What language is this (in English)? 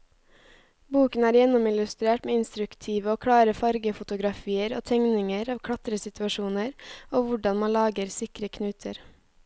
Norwegian